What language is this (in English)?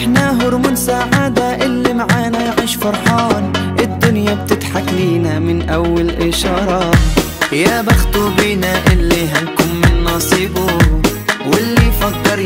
Arabic